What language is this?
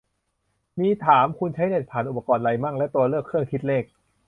Thai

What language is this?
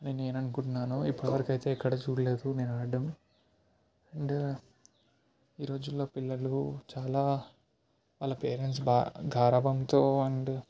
Telugu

